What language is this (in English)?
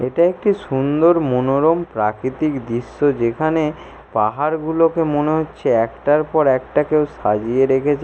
Bangla